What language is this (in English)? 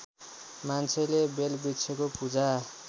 Nepali